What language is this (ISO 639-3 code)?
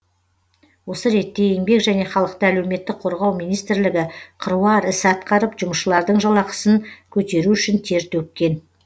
kaz